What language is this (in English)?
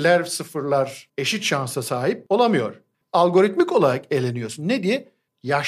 Turkish